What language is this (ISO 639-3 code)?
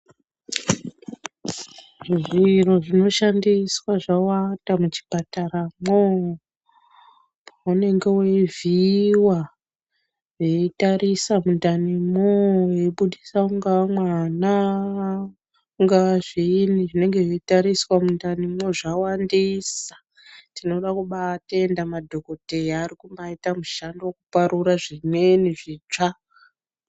ndc